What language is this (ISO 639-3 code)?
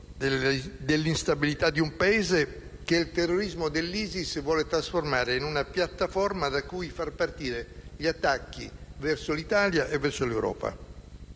ita